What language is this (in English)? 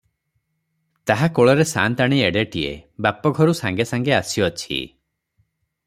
Odia